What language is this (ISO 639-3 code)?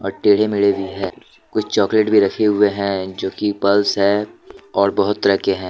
hin